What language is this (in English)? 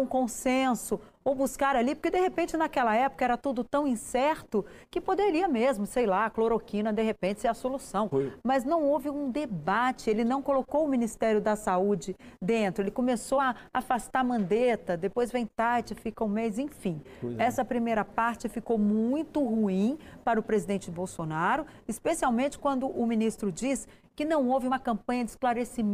Portuguese